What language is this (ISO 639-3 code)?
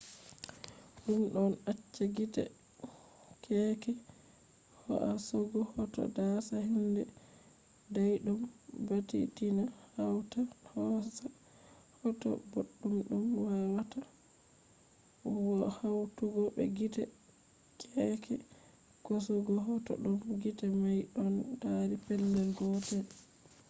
ful